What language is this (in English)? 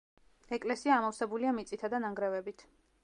Georgian